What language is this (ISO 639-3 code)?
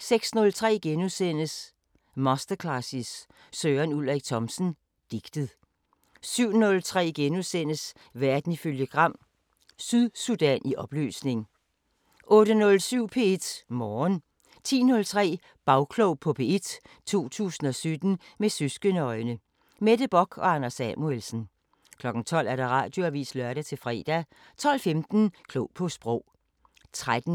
dan